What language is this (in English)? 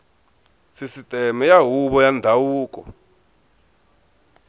Tsonga